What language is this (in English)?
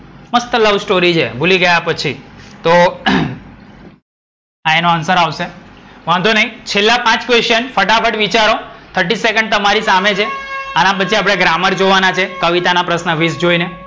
Gujarati